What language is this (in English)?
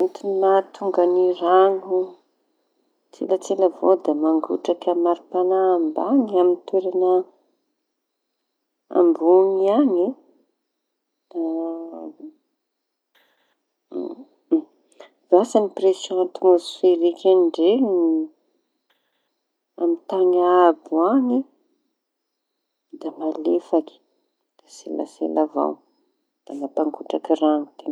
Tanosy Malagasy